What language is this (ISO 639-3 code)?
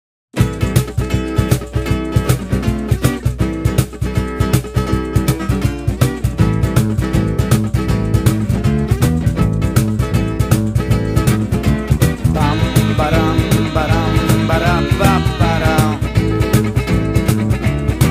pol